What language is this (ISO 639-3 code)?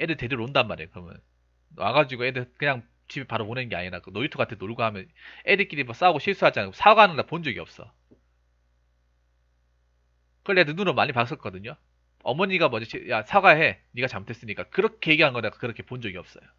kor